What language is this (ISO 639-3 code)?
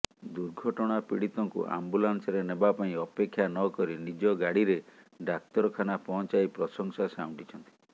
ori